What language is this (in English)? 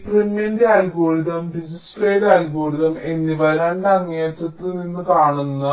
Malayalam